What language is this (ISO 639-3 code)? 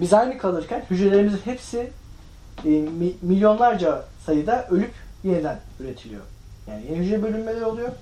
tur